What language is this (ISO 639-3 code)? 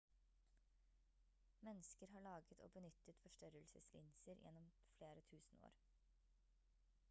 nob